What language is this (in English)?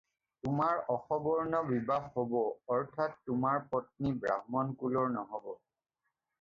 Assamese